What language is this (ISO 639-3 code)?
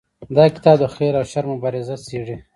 pus